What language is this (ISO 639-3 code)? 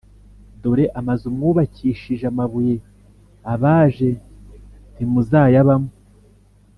kin